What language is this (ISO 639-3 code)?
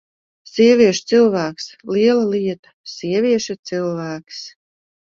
lav